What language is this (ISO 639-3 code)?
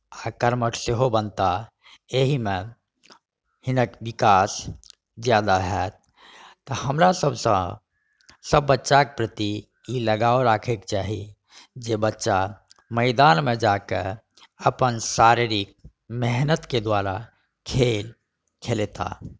mai